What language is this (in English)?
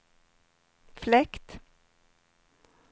Swedish